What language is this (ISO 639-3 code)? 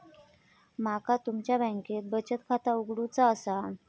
mar